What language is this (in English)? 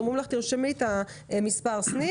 Hebrew